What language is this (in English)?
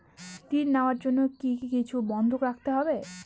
Bangla